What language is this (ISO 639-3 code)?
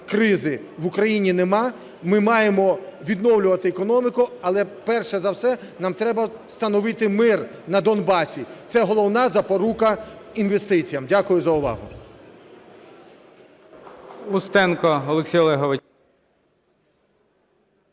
ukr